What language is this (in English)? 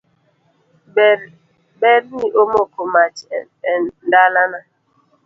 Luo (Kenya and Tanzania)